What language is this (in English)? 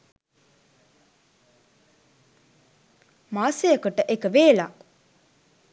Sinhala